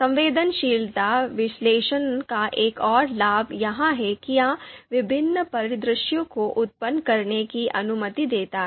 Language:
Hindi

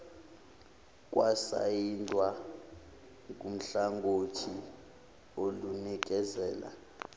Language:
Zulu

